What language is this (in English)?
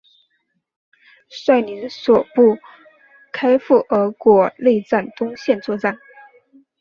Chinese